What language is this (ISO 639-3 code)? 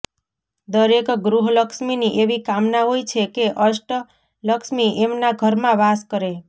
guj